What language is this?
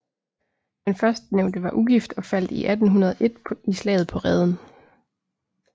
Danish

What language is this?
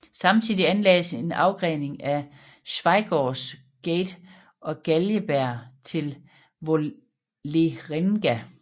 Danish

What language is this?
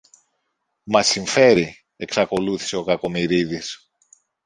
Greek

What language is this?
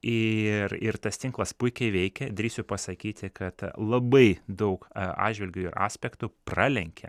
Lithuanian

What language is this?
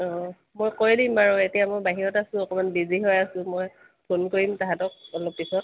Assamese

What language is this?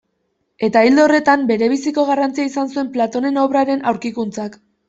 Basque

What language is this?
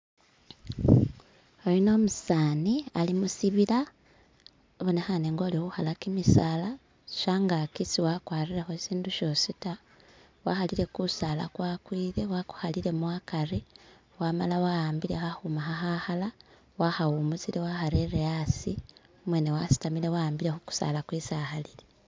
Masaaba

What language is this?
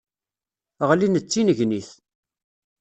Kabyle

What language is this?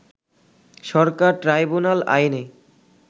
Bangla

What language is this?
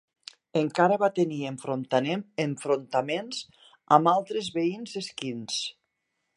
Catalan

